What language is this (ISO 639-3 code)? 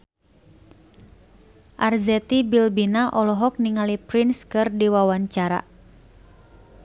sun